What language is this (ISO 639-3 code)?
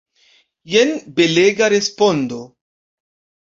epo